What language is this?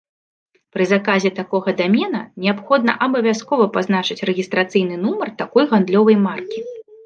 Belarusian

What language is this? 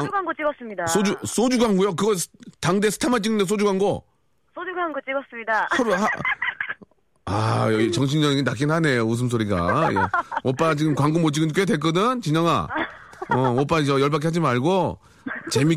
Korean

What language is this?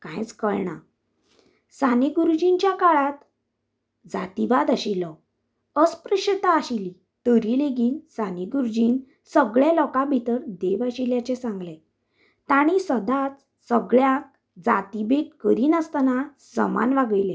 Konkani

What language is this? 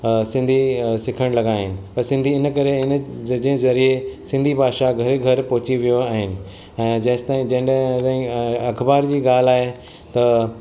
Sindhi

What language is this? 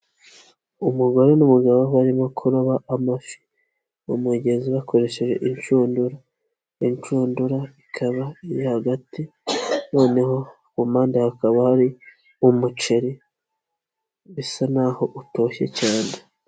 Kinyarwanda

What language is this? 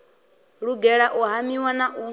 Venda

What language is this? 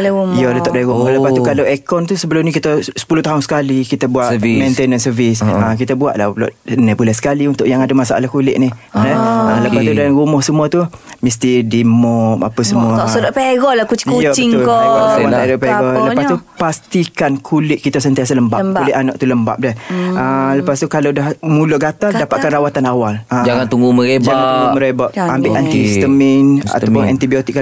Malay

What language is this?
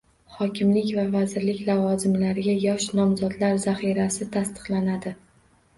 Uzbek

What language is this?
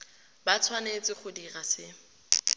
Tswana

